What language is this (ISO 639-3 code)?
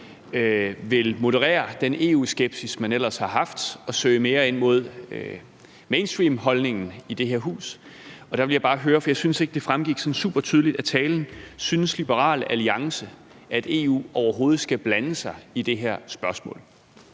dan